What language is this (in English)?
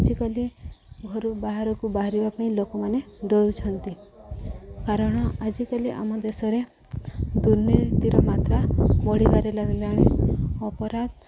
Odia